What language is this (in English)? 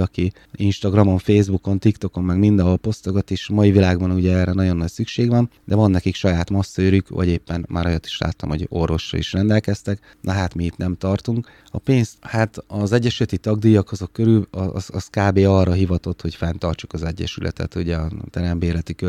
Hungarian